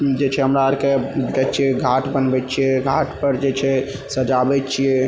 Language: Maithili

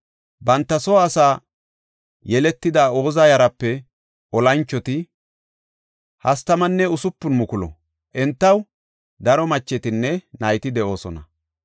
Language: Gofa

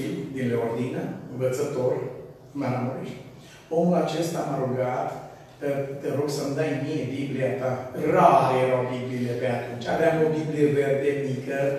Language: Romanian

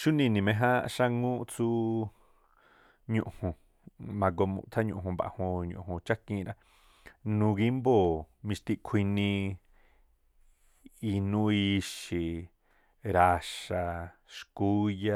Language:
Tlacoapa Me'phaa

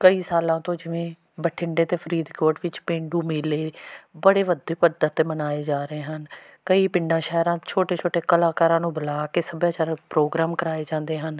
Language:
Punjabi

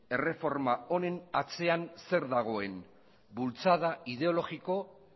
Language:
Basque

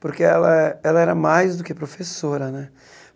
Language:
Portuguese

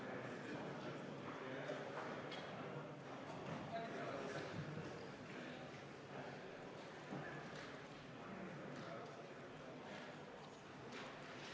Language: Estonian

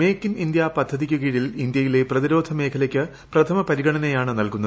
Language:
Malayalam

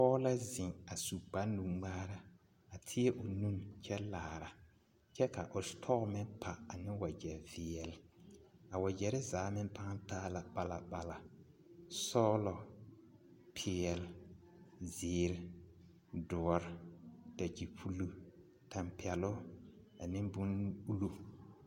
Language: Southern Dagaare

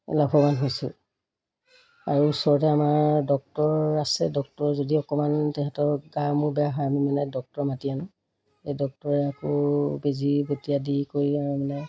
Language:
Assamese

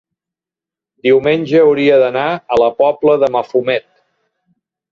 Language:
Catalan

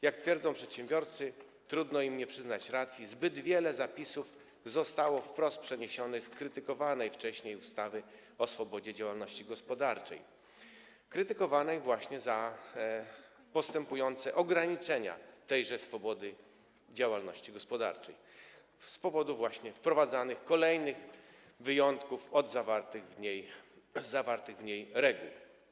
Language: Polish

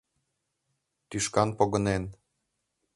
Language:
Mari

